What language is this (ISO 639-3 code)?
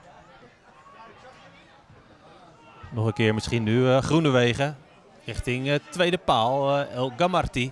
nld